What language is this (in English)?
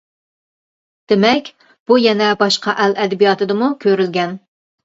Uyghur